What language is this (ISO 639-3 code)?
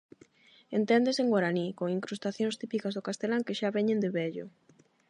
glg